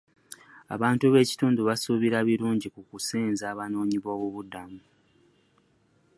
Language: Ganda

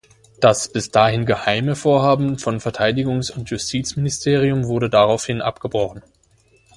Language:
German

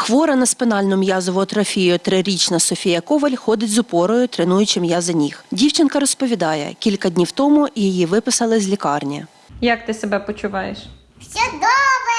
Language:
Ukrainian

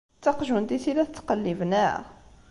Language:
Kabyle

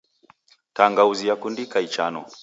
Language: Taita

